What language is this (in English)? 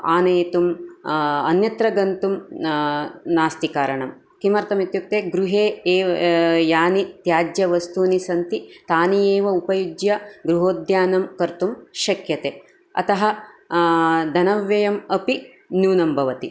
Sanskrit